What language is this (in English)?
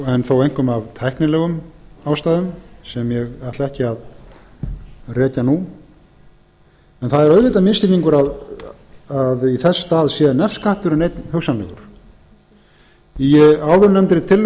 Icelandic